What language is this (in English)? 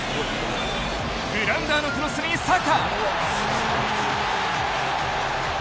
Japanese